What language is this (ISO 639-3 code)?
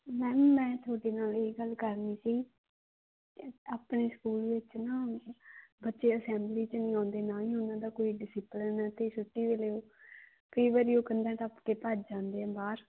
pan